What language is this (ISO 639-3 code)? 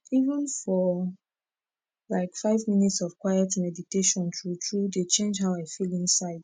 pcm